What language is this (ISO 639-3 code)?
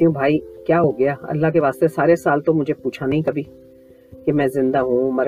urd